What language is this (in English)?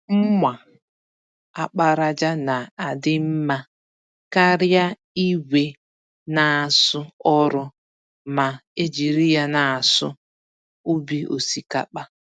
Igbo